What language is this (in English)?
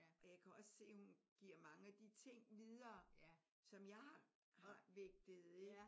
Danish